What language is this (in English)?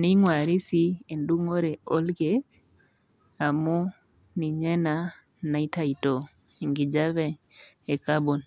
Masai